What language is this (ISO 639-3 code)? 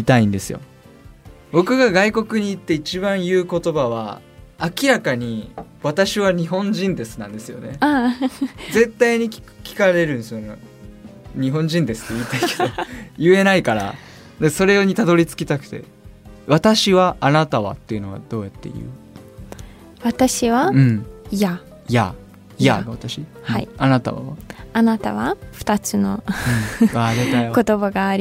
jpn